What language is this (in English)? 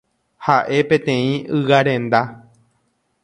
Guarani